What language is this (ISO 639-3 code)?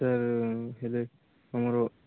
ori